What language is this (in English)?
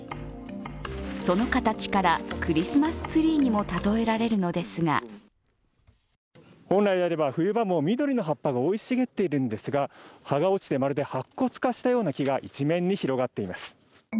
Japanese